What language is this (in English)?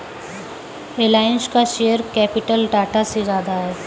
Hindi